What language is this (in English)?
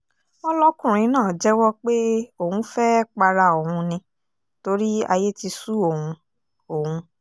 Yoruba